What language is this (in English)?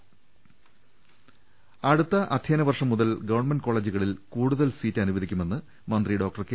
Malayalam